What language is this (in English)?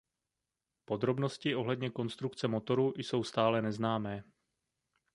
Czech